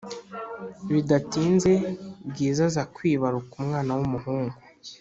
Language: Kinyarwanda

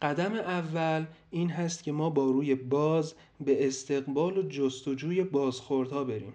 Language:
Persian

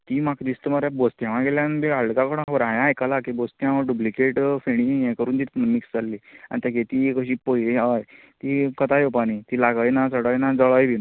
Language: Konkani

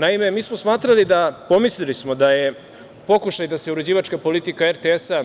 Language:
Serbian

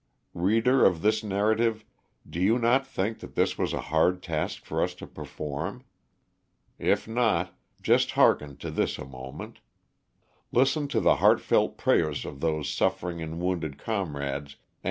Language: English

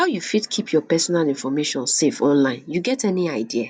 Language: Nigerian Pidgin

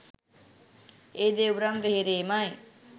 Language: Sinhala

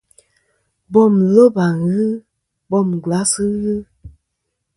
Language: Kom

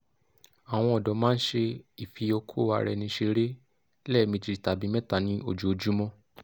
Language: Yoruba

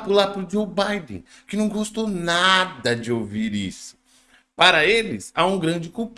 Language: Portuguese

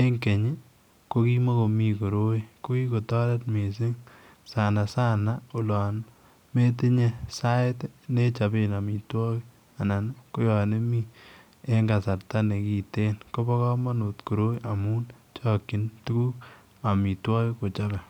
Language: Kalenjin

